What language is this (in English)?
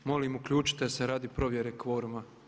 Croatian